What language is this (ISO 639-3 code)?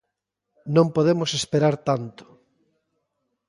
glg